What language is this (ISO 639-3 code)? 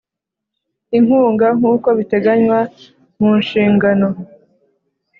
kin